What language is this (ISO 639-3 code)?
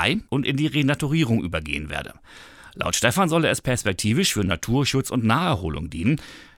deu